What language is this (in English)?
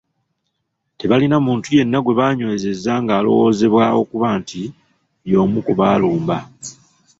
Ganda